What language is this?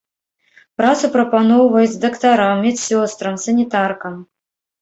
Belarusian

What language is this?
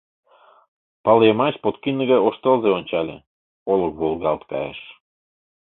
Mari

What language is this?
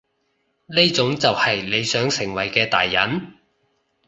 Cantonese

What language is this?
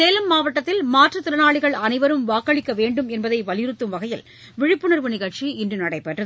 Tamil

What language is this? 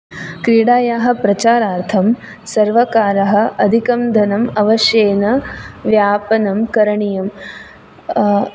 Sanskrit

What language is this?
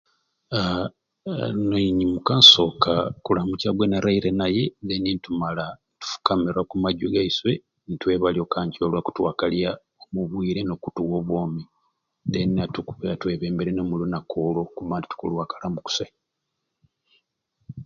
Ruuli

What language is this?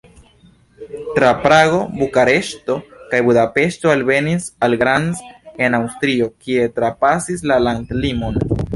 Esperanto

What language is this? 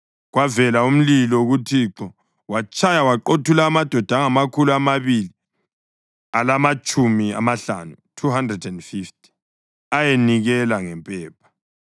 North Ndebele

